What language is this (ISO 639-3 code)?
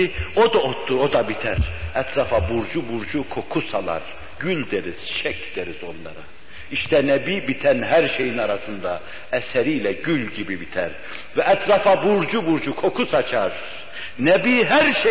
tur